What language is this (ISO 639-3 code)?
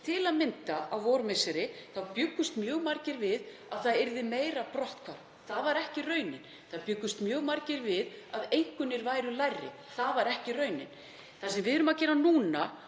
isl